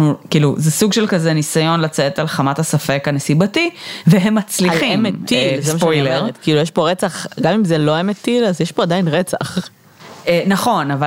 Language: Hebrew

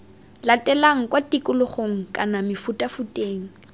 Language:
Tswana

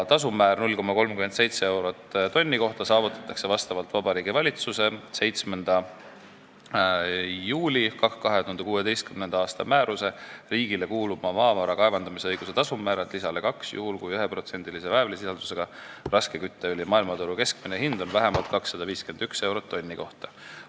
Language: Estonian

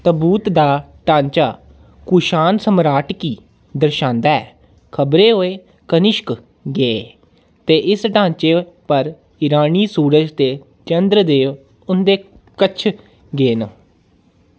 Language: Dogri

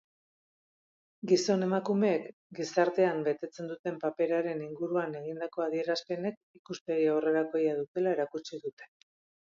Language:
Basque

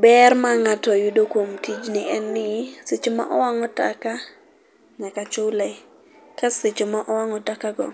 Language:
Luo (Kenya and Tanzania)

